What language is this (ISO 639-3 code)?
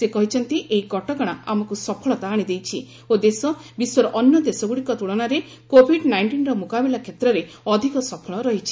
ori